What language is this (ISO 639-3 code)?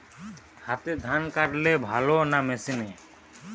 ben